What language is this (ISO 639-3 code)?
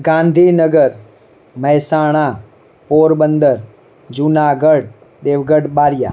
guj